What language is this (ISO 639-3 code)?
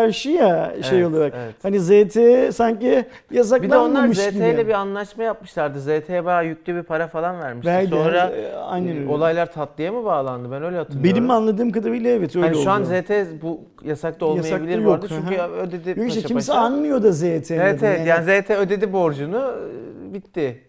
tur